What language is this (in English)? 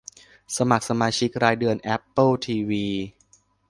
Thai